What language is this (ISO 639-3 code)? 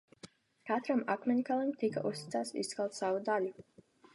lav